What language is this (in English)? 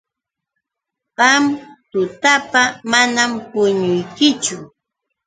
Yauyos Quechua